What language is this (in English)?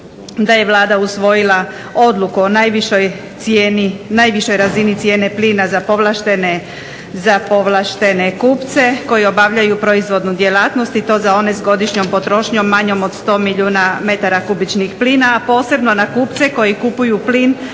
Croatian